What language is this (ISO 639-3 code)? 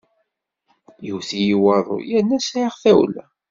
kab